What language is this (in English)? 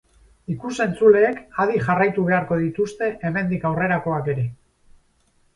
Basque